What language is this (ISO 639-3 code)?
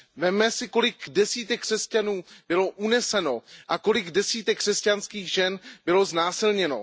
ces